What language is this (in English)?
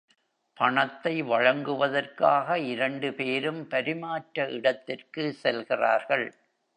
Tamil